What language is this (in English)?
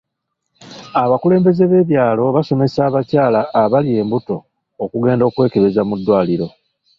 Ganda